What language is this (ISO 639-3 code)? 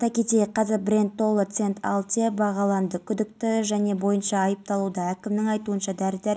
kaz